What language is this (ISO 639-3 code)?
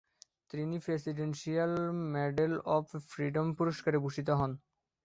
ben